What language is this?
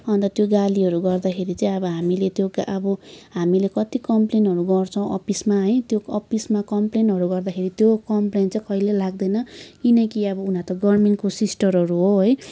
Nepali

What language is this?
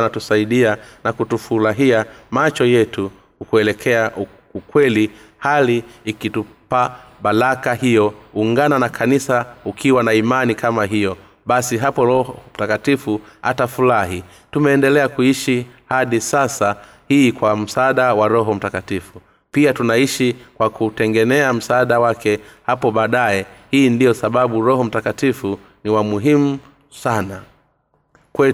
Swahili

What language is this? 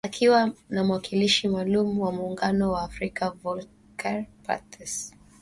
Swahili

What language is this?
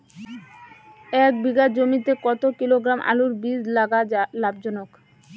Bangla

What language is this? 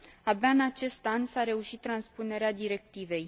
Romanian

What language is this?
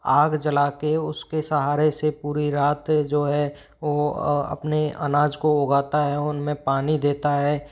Hindi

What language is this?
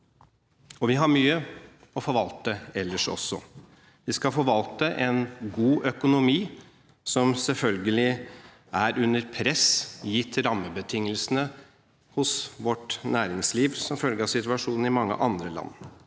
Norwegian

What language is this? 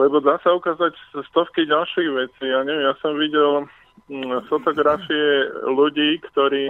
Slovak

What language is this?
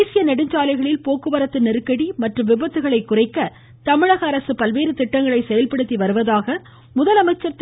Tamil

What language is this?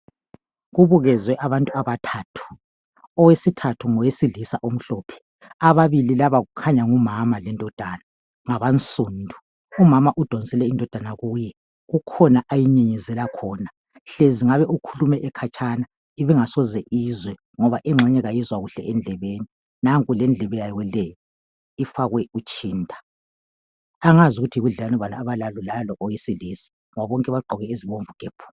North Ndebele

